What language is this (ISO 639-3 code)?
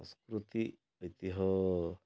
ori